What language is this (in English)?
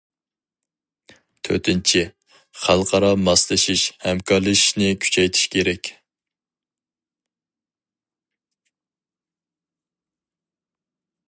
Uyghur